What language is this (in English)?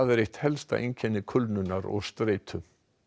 Icelandic